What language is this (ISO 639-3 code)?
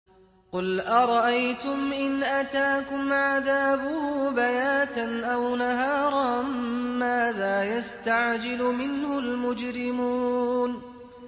ara